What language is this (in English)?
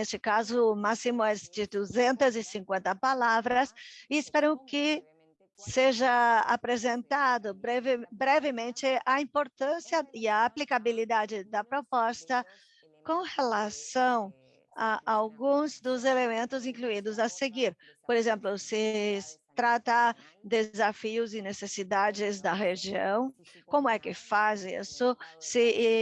Portuguese